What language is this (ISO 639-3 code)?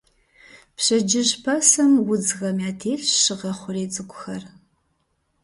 kbd